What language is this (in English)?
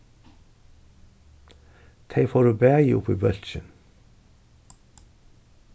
Faroese